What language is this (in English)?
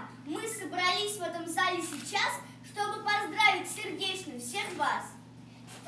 Russian